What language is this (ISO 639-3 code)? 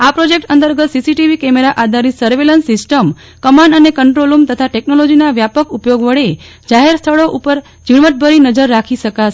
guj